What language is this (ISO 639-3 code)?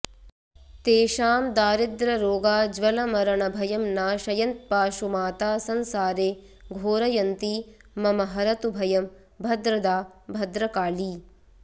san